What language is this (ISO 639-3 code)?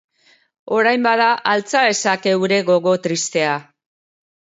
eus